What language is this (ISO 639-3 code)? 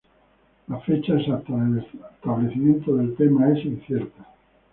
spa